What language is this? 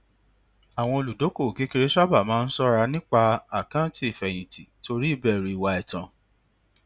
Yoruba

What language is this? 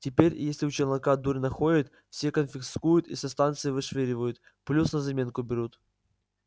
Russian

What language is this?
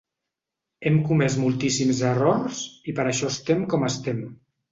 Catalan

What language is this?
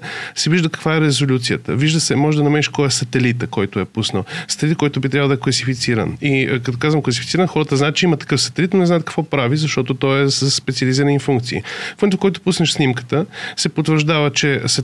Bulgarian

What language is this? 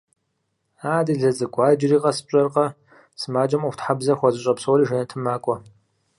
Kabardian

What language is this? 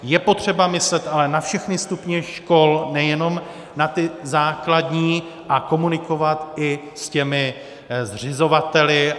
Czech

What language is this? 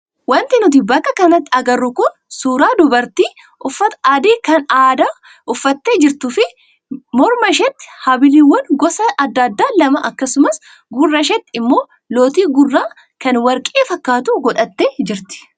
Oromo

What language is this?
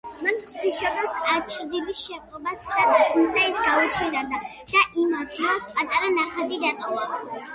Georgian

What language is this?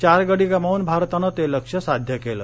Marathi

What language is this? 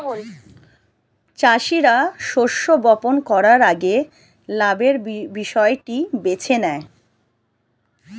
Bangla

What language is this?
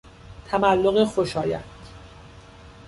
Persian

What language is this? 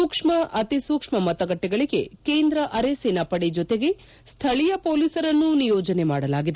Kannada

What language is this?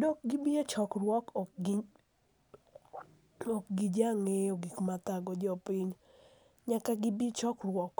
Luo (Kenya and Tanzania)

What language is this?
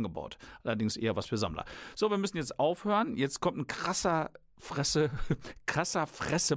German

